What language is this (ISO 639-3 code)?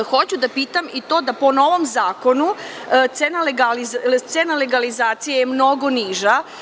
srp